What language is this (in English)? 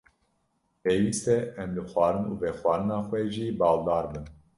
Kurdish